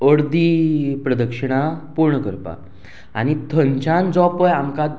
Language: Konkani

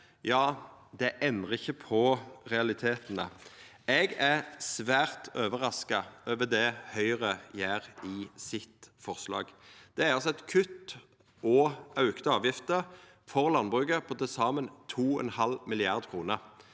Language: Norwegian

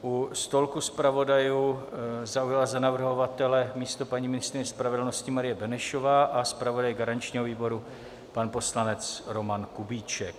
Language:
Czech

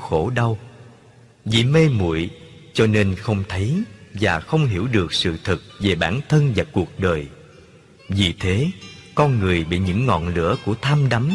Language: Vietnamese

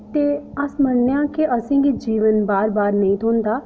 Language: Dogri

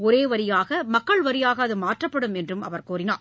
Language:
Tamil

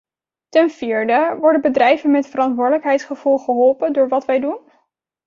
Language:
Dutch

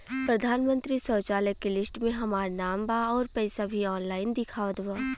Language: Bhojpuri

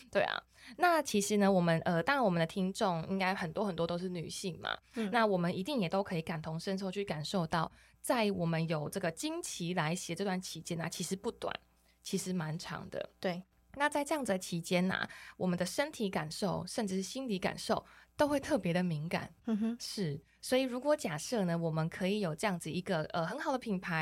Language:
Chinese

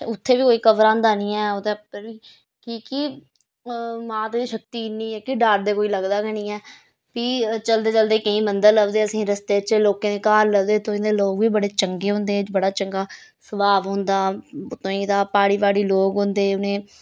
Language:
Dogri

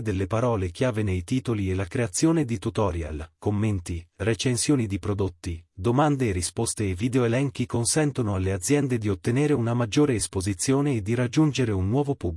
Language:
Italian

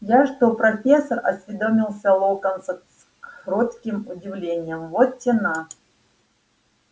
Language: Russian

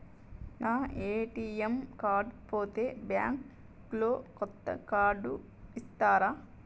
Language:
Telugu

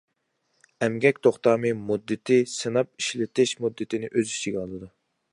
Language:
Uyghur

